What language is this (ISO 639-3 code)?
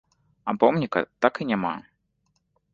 bel